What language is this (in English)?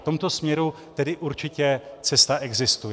Czech